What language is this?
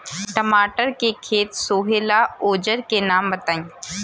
Bhojpuri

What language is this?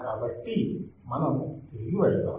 Telugu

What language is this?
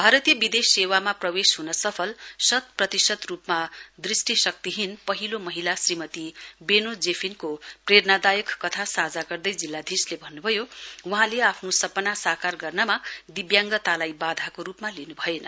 Nepali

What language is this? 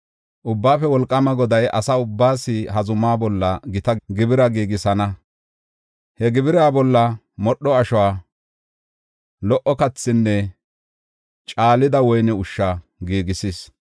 Gofa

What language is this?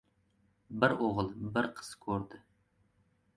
Uzbek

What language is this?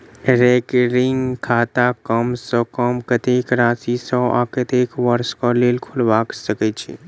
Maithili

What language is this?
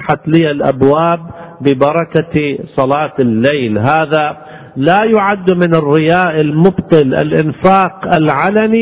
Arabic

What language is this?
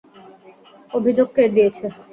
Bangla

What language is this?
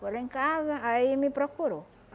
Portuguese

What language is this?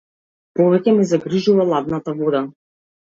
Macedonian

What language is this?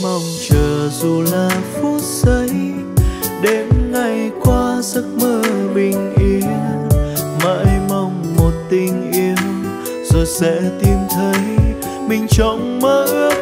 Vietnamese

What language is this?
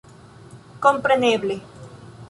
Esperanto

